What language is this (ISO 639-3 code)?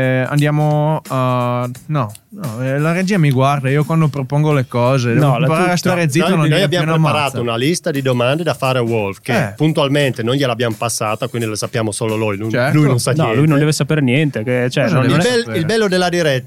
ita